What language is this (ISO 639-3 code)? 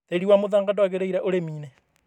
kik